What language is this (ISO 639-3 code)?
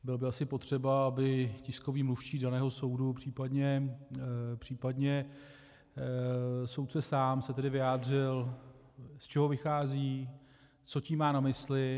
ces